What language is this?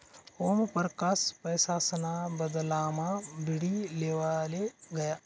Marathi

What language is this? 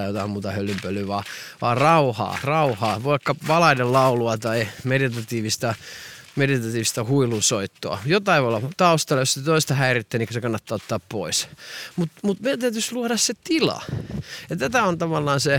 Finnish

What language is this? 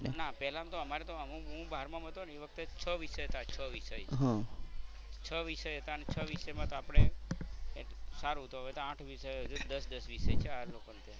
Gujarati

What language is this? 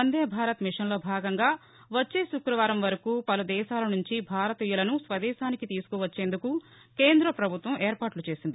Telugu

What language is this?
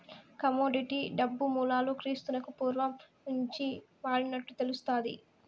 Telugu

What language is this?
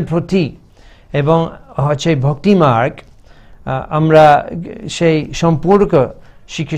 Hindi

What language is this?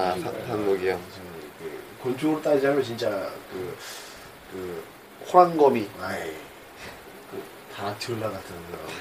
Korean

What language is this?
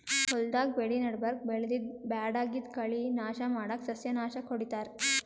Kannada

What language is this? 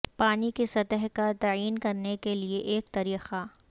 Urdu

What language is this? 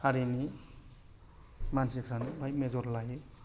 Bodo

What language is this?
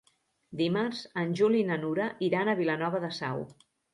Catalan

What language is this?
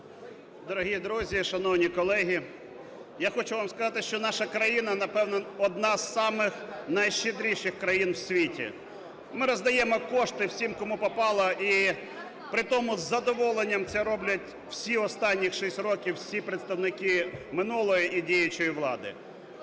Ukrainian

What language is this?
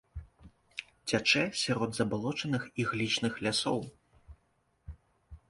Belarusian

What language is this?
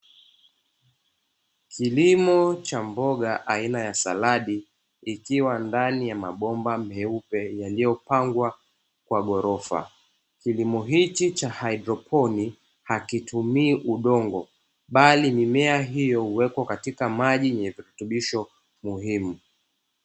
Swahili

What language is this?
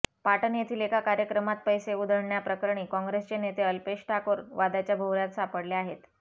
Marathi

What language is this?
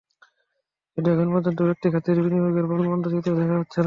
Bangla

